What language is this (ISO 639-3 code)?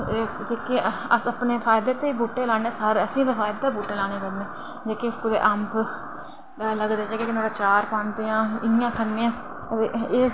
doi